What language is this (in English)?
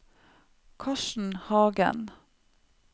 Norwegian